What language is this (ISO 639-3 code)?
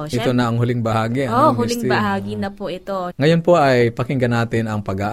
fil